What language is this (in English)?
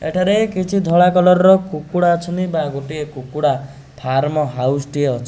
Odia